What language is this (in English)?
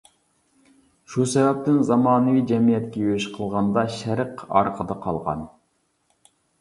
Uyghur